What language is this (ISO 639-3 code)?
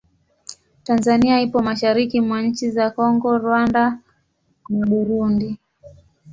swa